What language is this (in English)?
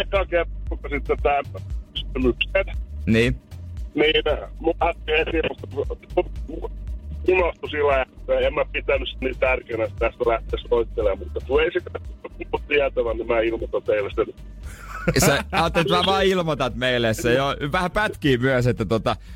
Finnish